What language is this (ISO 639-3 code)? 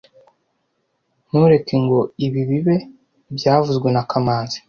kin